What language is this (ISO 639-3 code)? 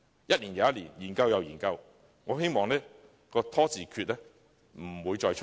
yue